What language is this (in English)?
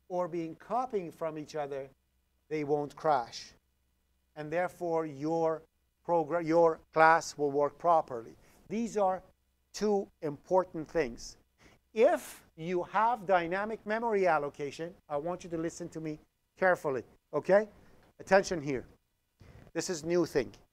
English